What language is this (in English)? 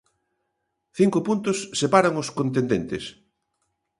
Galician